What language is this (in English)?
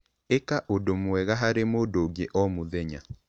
Kikuyu